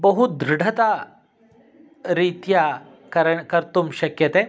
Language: Sanskrit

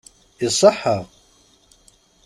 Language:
Kabyle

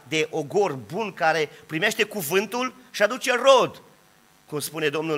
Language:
Romanian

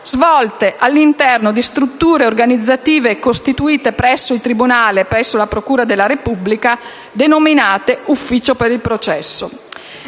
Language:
Italian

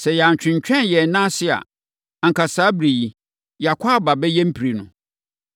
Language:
Akan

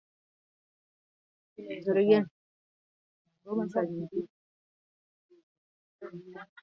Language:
Swahili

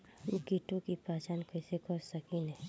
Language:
Bhojpuri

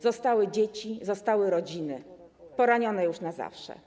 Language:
Polish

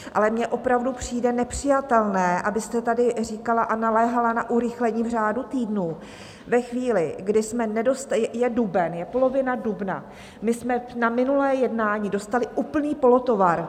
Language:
Czech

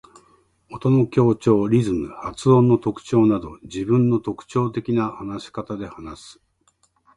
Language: Japanese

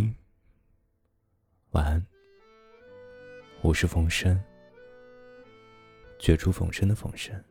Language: Chinese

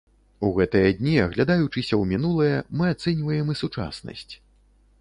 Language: Belarusian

